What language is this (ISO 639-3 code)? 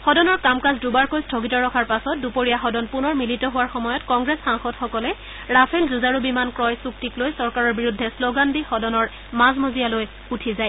asm